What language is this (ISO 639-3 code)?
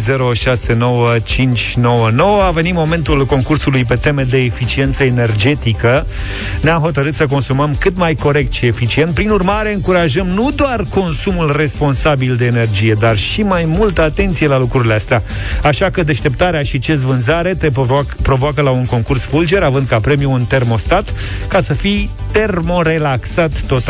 ron